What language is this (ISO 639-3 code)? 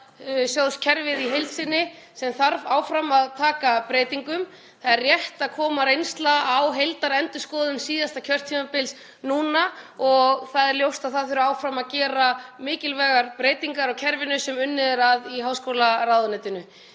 isl